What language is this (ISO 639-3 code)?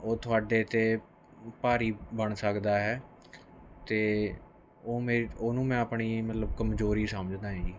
pan